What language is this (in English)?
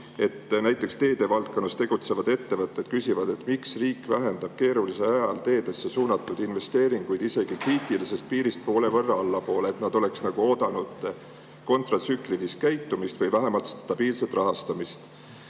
Estonian